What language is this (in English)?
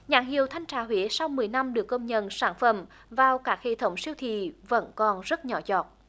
Vietnamese